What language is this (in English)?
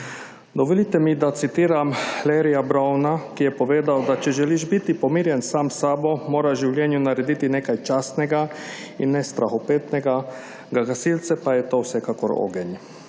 Slovenian